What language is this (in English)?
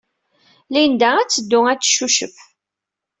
Kabyle